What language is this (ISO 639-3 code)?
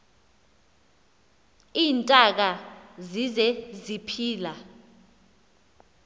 xho